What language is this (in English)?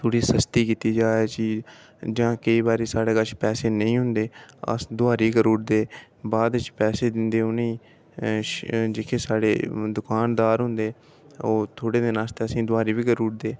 Dogri